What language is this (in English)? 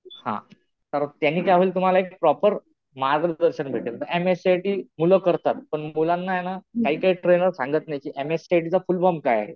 Marathi